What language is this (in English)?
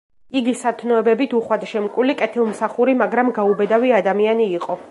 Georgian